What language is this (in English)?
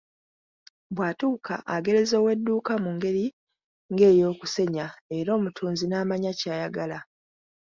Ganda